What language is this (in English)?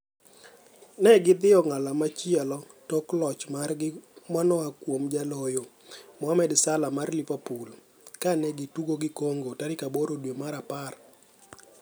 Luo (Kenya and Tanzania)